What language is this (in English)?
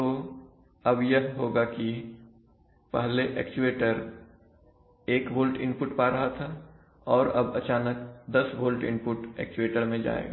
Hindi